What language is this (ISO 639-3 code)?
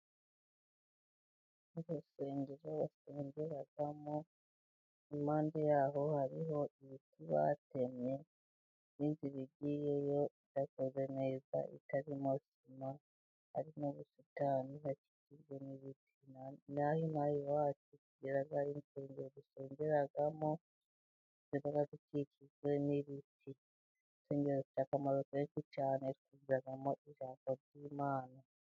kin